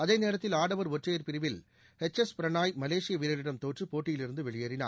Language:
Tamil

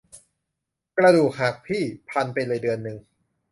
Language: Thai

